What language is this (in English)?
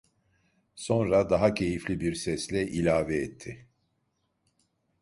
Turkish